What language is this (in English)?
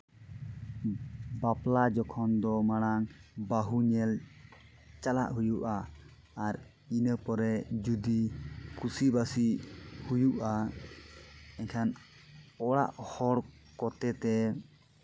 Santali